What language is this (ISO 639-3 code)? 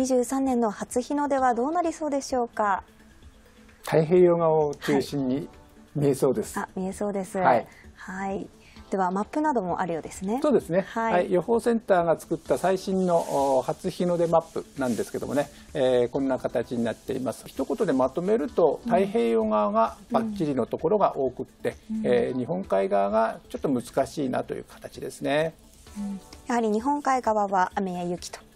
jpn